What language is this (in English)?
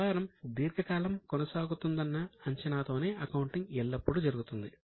Telugu